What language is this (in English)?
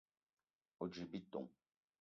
Eton (Cameroon)